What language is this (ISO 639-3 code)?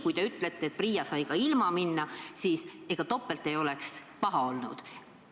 est